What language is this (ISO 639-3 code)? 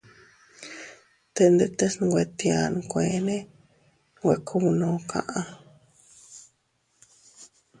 cut